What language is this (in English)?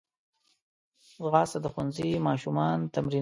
Pashto